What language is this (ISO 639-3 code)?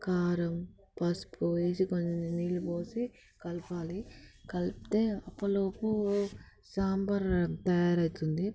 tel